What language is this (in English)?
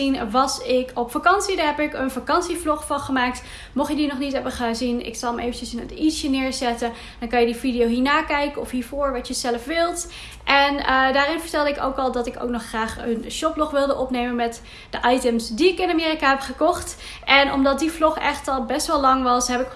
Dutch